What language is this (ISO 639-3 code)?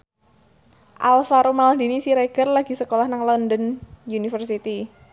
jav